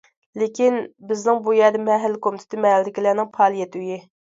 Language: Uyghur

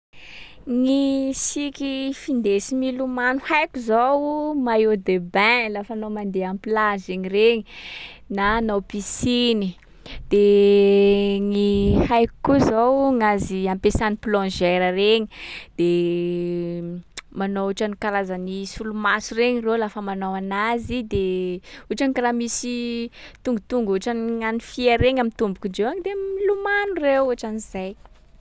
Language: Sakalava Malagasy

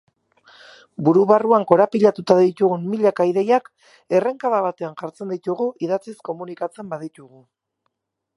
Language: Basque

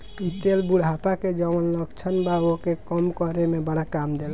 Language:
Bhojpuri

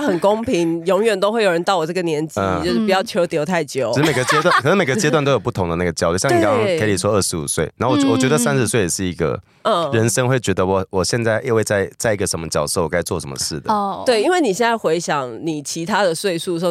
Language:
Chinese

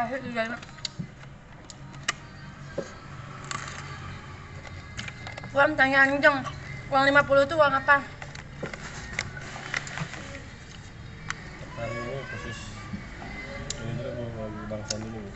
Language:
Indonesian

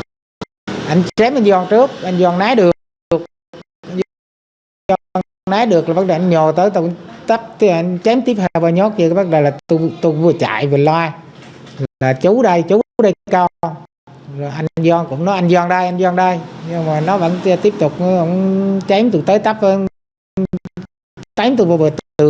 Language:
Vietnamese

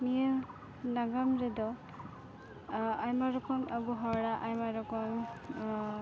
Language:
Santali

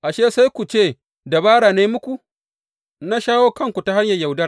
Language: Hausa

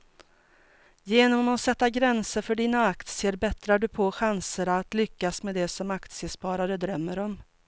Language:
Swedish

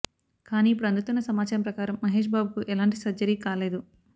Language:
Telugu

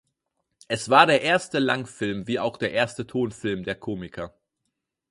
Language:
German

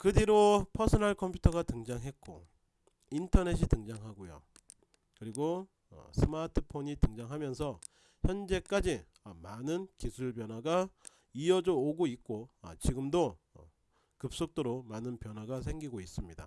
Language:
Korean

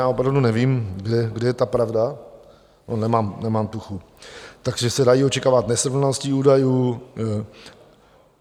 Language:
Czech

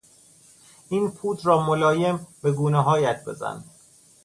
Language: Persian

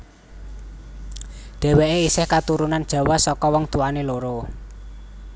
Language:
Javanese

